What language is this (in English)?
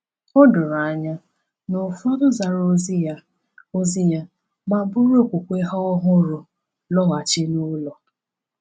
Igbo